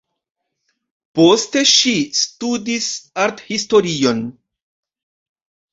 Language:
Esperanto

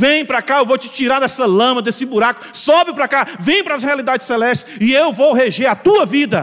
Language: Portuguese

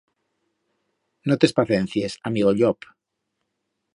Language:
Aragonese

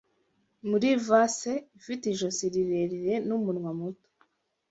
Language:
Kinyarwanda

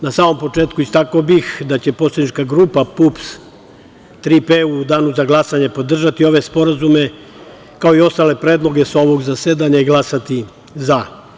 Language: Serbian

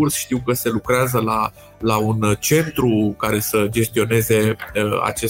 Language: Romanian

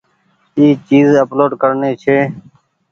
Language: Goaria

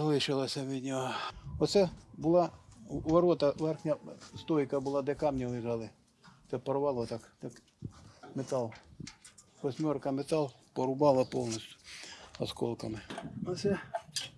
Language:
Ukrainian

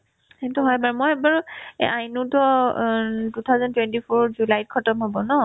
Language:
Assamese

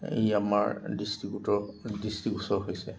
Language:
Assamese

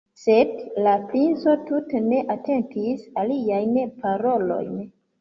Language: Esperanto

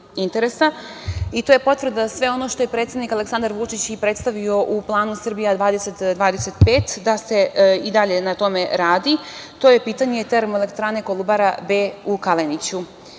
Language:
Serbian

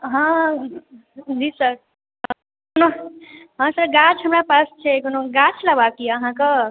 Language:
Maithili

